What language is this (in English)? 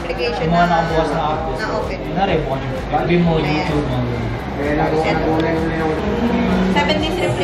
Filipino